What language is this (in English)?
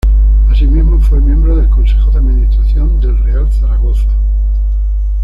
Spanish